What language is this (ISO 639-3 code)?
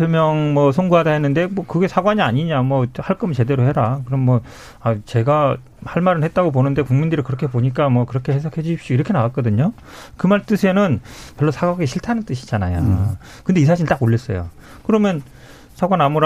kor